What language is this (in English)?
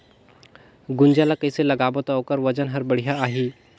Chhattisgarhi